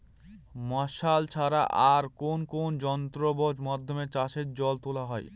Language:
Bangla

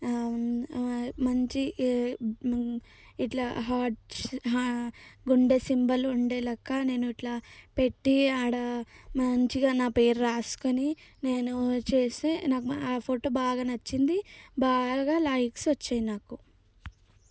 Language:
Telugu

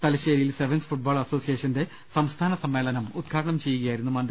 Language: Malayalam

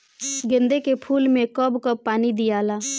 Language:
Bhojpuri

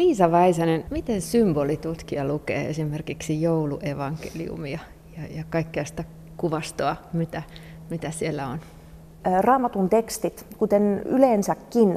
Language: Finnish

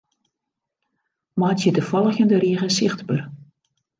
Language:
Western Frisian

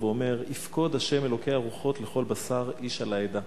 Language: Hebrew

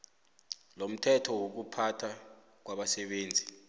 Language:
South Ndebele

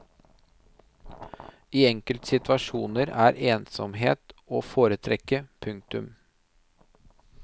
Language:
Norwegian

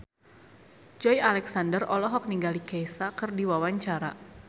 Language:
Sundanese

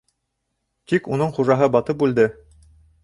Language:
Bashkir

